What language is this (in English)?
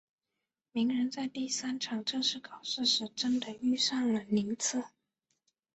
Chinese